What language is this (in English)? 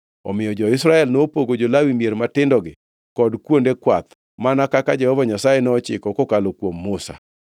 Luo (Kenya and Tanzania)